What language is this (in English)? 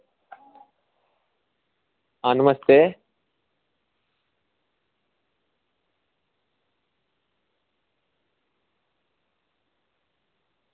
Dogri